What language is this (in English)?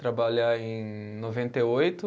Portuguese